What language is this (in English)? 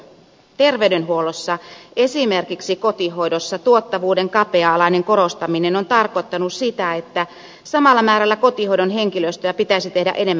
Finnish